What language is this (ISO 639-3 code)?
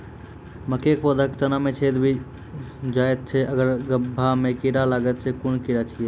mai